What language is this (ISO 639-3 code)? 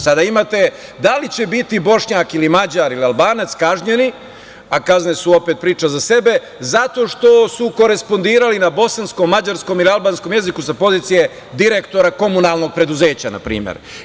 srp